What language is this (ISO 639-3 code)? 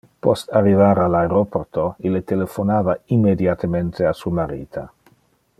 ina